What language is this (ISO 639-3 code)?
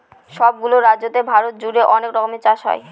ben